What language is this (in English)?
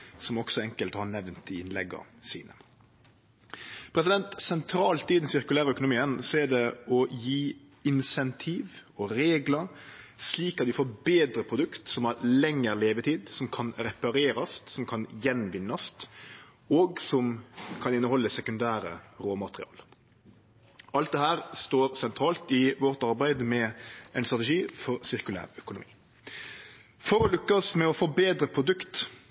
Norwegian Nynorsk